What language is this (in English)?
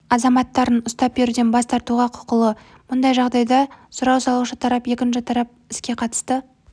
Kazakh